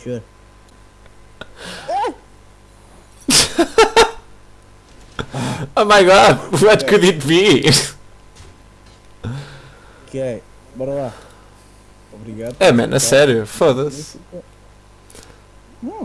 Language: Portuguese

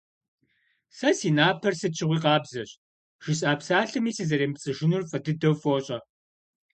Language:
Kabardian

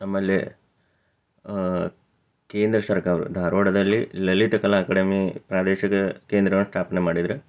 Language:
Kannada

